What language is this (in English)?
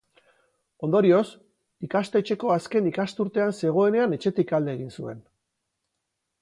Basque